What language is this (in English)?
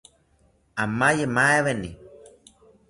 South Ucayali Ashéninka